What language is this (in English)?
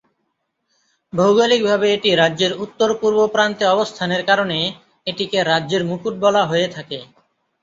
Bangla